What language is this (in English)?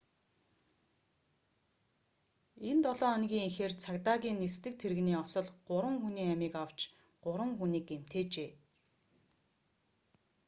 Mongolian